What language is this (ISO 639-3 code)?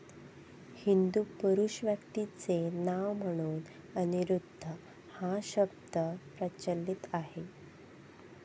mar